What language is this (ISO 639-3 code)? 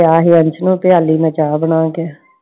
pan